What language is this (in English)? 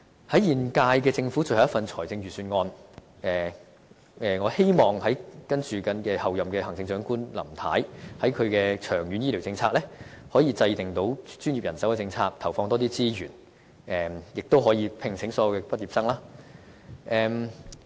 Cantonese